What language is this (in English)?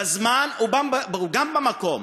Hebrew